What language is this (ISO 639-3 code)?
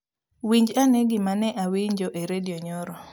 luo